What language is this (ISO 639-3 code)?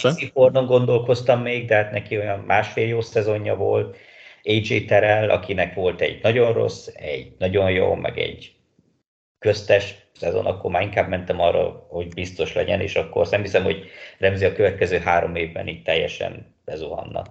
hun